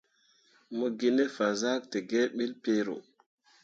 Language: Mundang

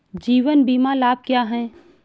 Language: Hindi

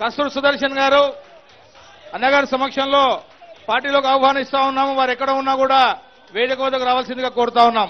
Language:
Hindi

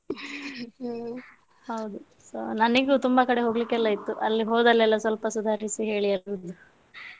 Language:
Kannada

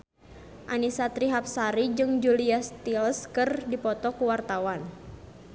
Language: Sundanese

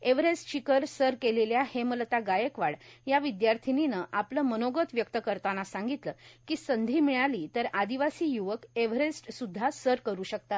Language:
Marathi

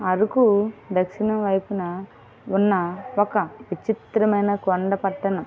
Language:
Telugu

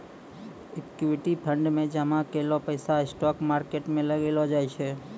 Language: Maithili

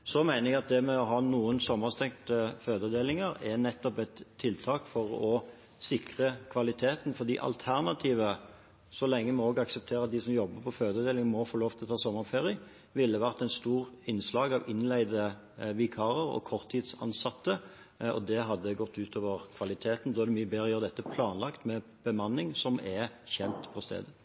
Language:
Norwegian Bokmål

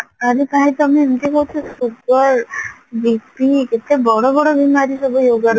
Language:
Odia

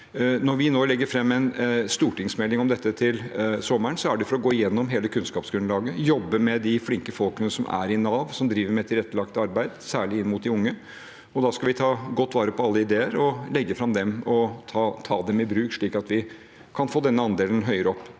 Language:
Norwegian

